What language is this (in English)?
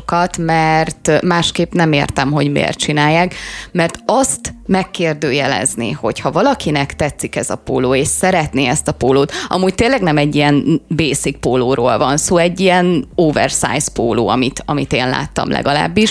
Hungarian